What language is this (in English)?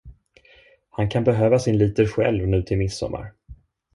Swedish